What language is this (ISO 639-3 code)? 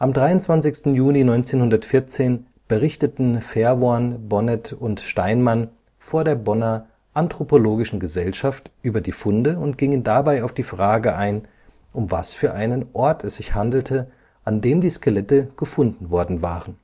deu